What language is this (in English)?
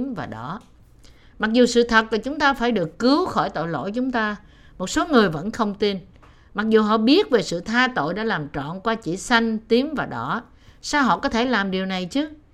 Vietnamese